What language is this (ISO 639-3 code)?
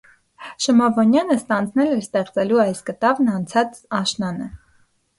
hye